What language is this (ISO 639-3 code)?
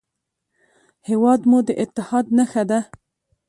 pus